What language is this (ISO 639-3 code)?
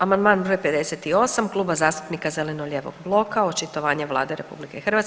hrv